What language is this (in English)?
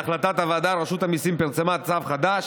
Hebrew